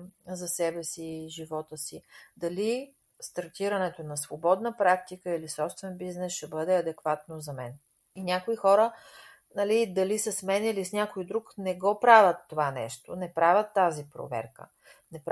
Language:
Bulgarian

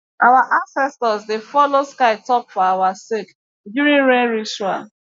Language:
Nigerian Pidgin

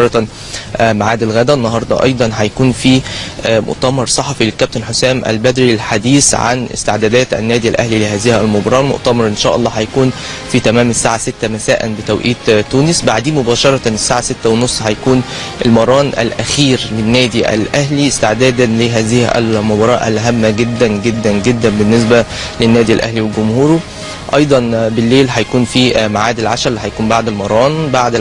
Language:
Arabic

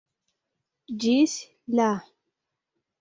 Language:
Esperanto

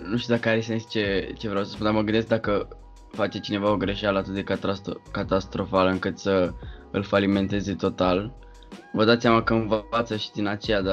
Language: Romanian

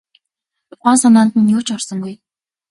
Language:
Mongolian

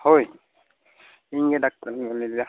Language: Santali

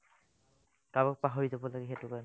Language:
Assamese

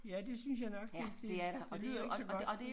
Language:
Danish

